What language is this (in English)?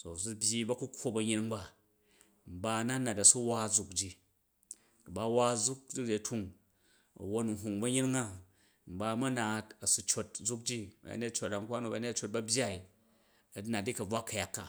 Jju